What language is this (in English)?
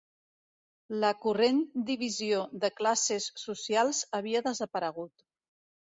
Catalan